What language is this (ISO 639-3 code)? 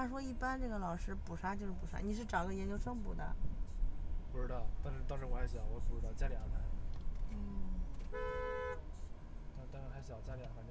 zho